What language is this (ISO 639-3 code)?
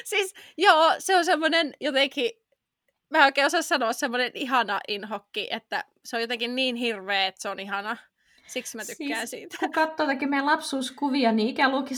fin